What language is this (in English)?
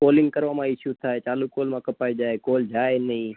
Gujarati